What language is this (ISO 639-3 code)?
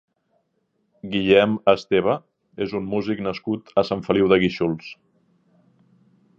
cat